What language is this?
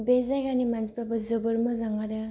Bodo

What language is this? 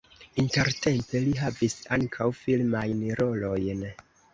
Esperanto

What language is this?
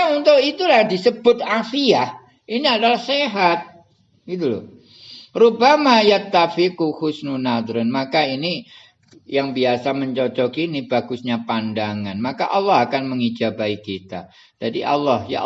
Indonesian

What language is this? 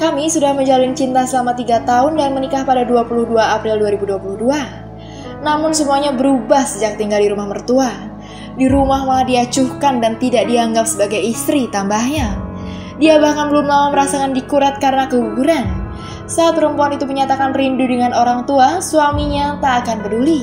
Indonesian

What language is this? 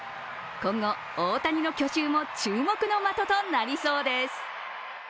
Japanese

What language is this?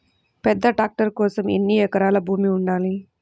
Telugu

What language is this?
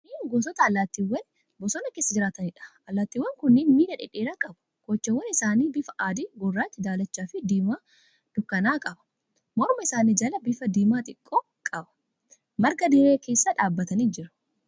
Oromo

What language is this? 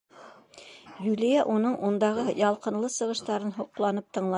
Bashkir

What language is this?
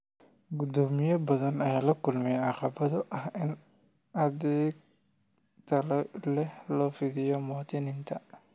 Somali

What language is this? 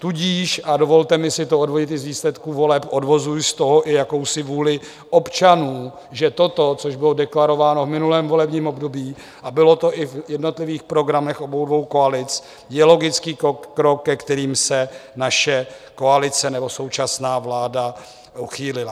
Czech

